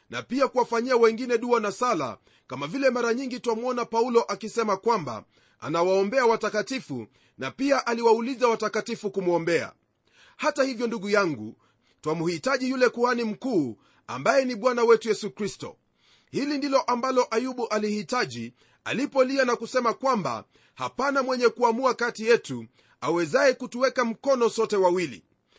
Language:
Swahili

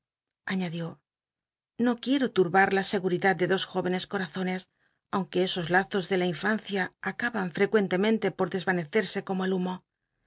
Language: Spanish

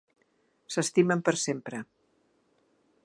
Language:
Catalan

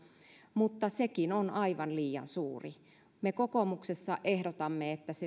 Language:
Finnish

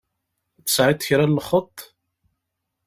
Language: Kabyle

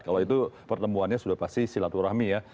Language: Indonesian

